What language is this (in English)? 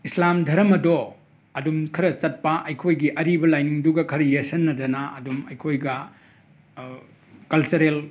Manipuri